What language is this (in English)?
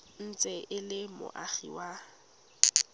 Tswana